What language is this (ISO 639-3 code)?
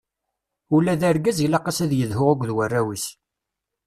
kab